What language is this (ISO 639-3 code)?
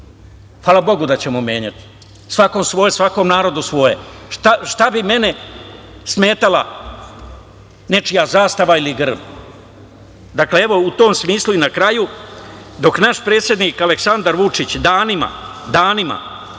srp